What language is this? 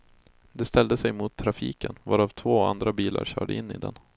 Swedish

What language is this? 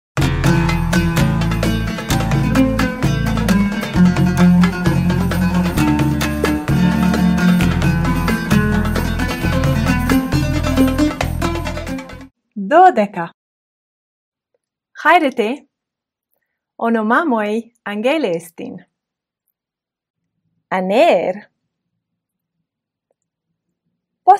Greek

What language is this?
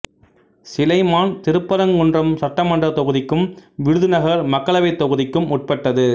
Tamil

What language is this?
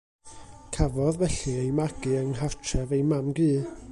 Welsh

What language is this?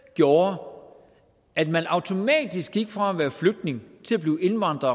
Danish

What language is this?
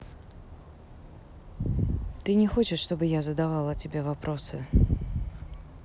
Russian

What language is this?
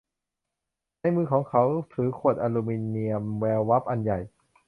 Thai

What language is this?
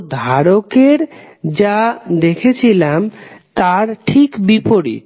Bangla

